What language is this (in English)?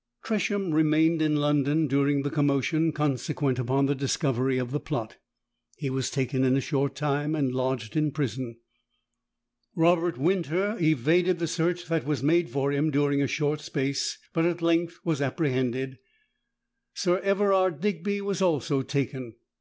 English